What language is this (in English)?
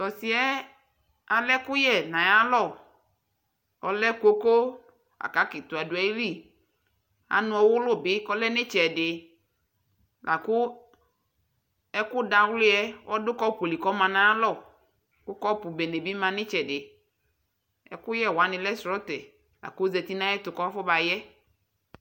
Ikposo